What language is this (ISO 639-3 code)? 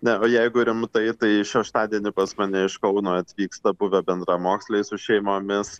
lit